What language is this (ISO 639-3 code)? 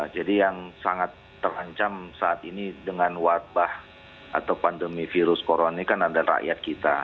ind